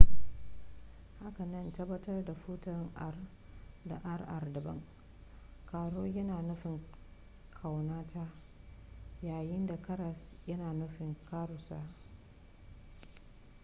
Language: Hausa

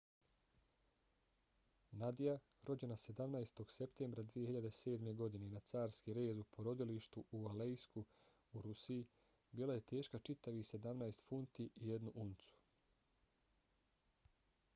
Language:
Bosnian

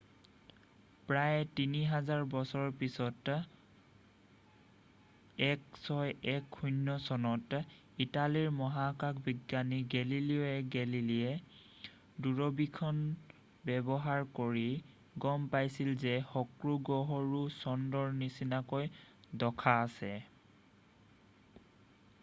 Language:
Assamese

